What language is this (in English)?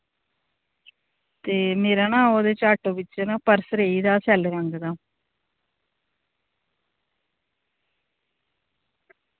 Dogri